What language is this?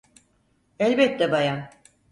Turkish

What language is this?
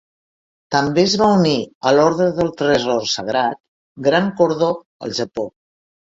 Catalan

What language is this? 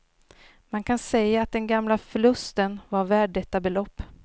Swedish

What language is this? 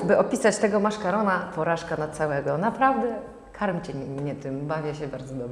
Polish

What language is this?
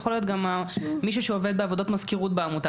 Hebrew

